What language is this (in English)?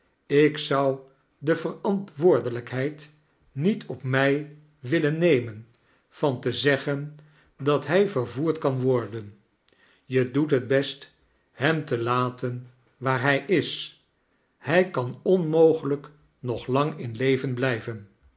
Dutch